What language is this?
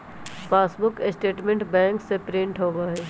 Magahi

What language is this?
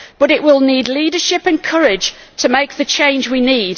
English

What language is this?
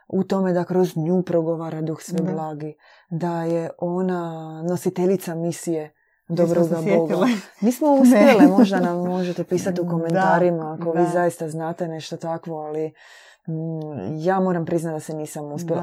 Croatian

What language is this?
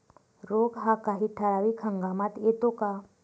Marathi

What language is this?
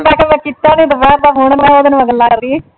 Punjabi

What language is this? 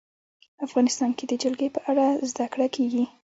Pashto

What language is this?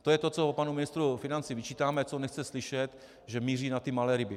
Czech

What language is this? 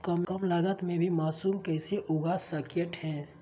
Magahi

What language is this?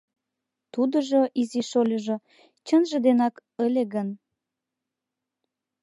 Mari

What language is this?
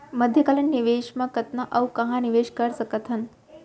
Chhattisgarhi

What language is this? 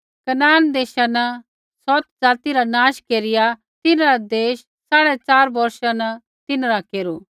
Kullu Pahari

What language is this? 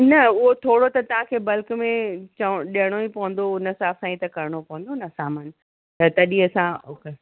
Sindhi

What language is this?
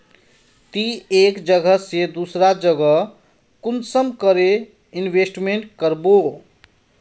Magahi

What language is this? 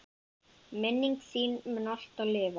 Icelandic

